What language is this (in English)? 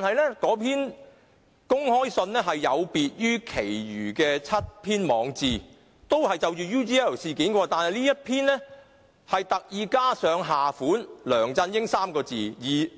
Cantonese